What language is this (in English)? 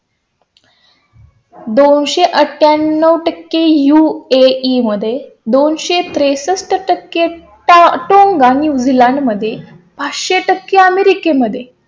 Marathi